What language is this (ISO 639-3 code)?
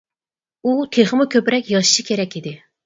uig